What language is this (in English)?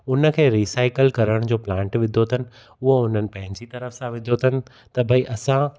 Sindhi